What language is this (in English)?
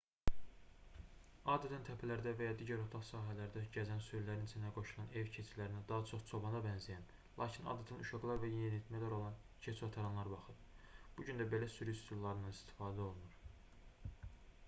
Azerbaijani